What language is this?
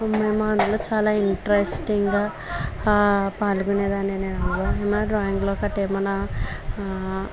Telugu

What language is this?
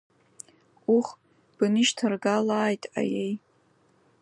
Abkhazian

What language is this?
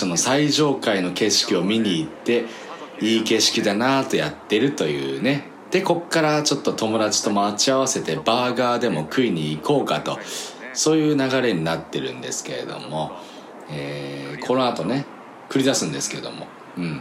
Japanese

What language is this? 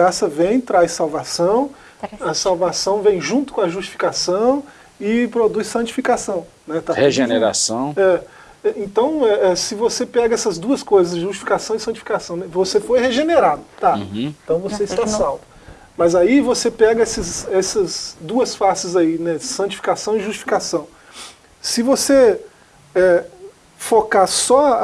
Portuguese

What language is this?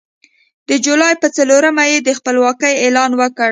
Pashto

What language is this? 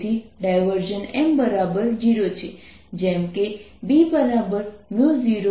Gujarati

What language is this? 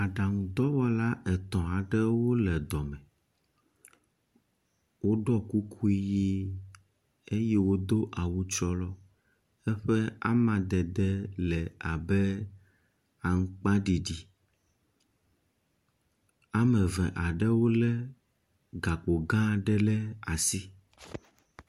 Ewe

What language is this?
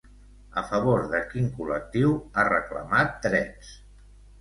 Catalan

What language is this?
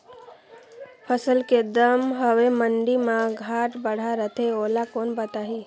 Chhattisgarhi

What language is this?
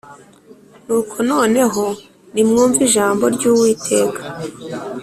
Kinyarwanda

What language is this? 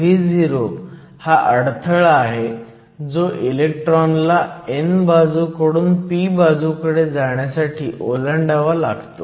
Marathi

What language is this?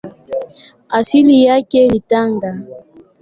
Swahili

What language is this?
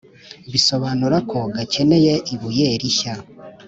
Kinyarwanda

